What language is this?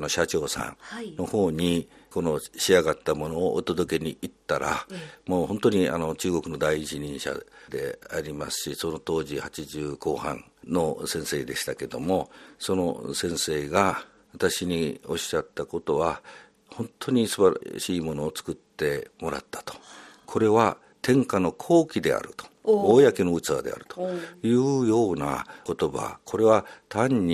Japanese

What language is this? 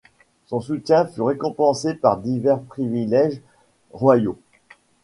French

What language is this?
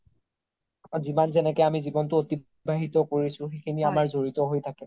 Assamese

